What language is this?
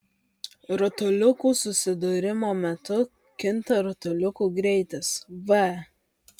Lithuanian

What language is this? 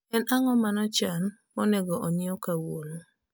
Luo (Kenya and Tanzania)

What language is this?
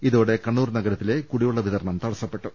Malayalam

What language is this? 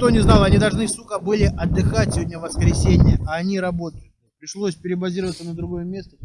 Russian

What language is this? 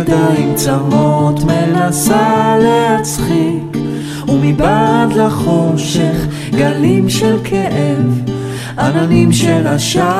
Hebrew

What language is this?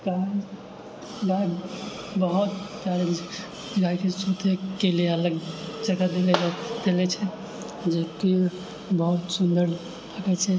Maithili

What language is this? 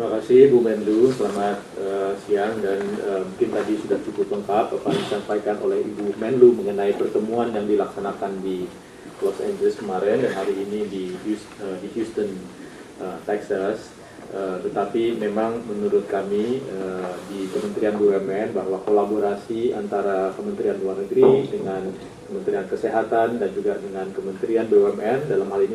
Indonesian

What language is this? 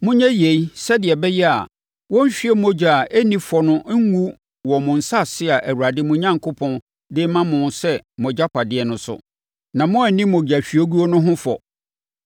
Akan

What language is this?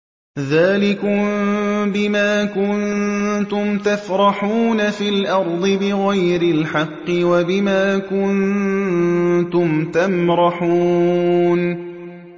Arabic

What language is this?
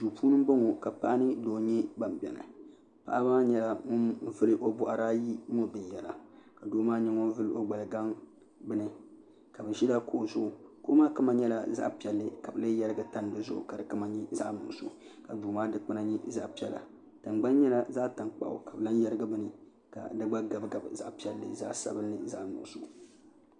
Dagbani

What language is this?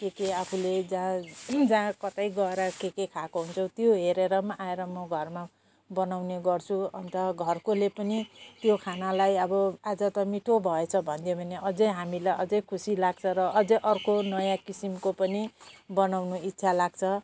Nepali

